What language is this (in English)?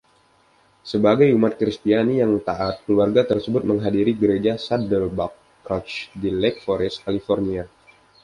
Indonesian